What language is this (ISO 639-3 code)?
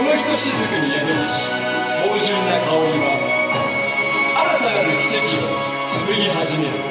jpn